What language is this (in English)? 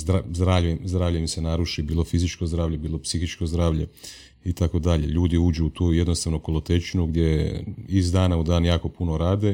Croatian